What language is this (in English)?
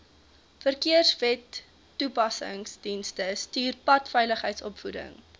Afrikaans